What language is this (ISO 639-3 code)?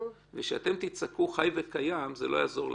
heb